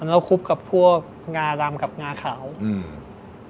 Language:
Thai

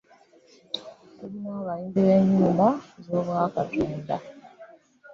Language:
Ganda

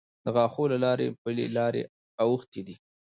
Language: Pashto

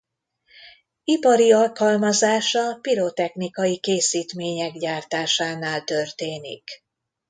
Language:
Hungarian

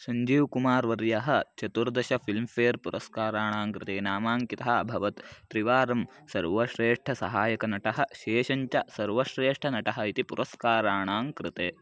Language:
Sanskrit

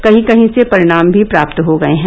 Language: Hindi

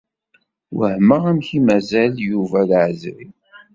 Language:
Kabyle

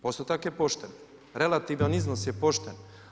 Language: Croatian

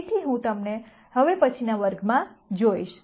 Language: Gujarati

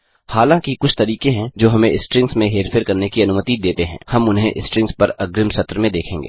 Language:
Hindi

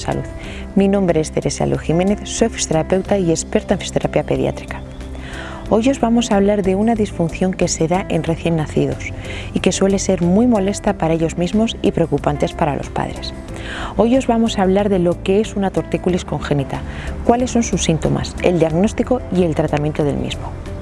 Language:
Spanish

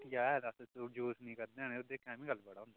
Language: Dogri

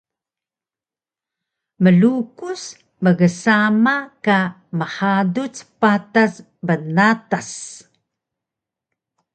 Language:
Taroko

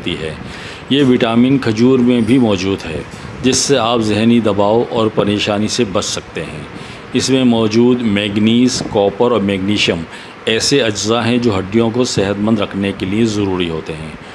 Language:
Urdu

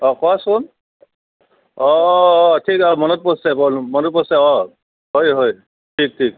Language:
Assamese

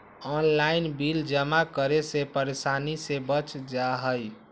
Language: Magahi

